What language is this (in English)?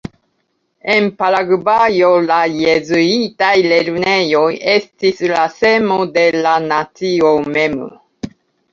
Esperanto